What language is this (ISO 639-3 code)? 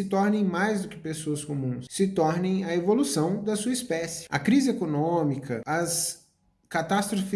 por